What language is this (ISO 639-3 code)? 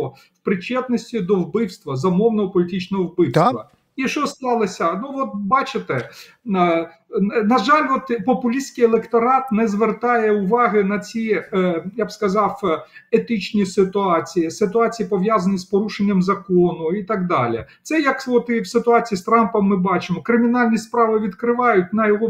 ukr